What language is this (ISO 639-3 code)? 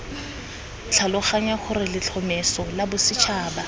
tsn